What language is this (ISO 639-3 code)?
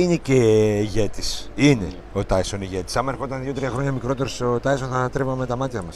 ell